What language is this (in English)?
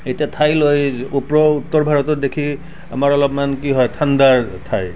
Assamese